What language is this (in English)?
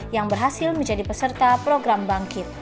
Indonesian